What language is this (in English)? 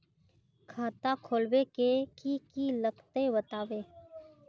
Magahi